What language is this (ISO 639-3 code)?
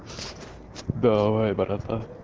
rus